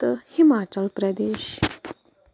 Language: Kashmiri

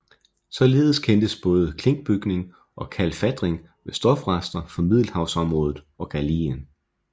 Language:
Danish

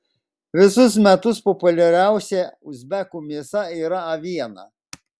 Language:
Lithuanian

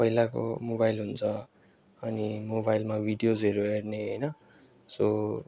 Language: Nepali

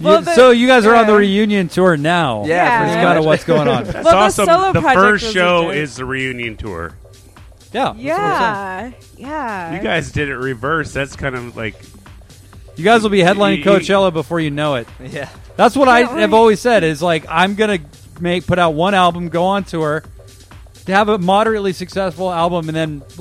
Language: English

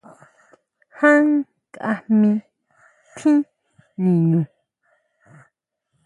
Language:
Huautla Mazatec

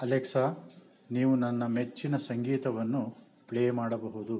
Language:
Kannada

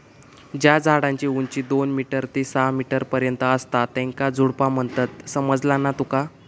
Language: Marathi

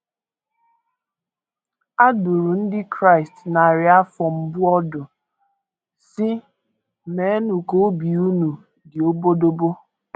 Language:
Igbo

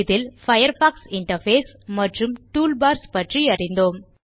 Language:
Tamil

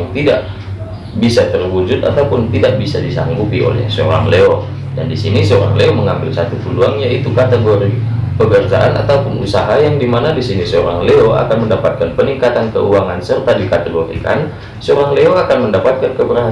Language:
Indonesian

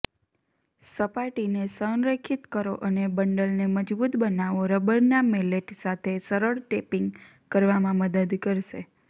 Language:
Gujarati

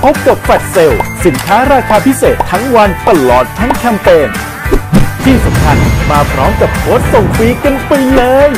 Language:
Thai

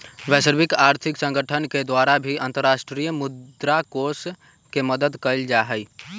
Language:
Magahi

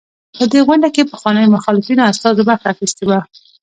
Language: Pashto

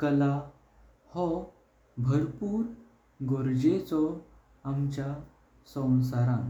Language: Konkani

